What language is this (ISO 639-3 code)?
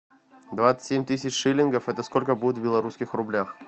rus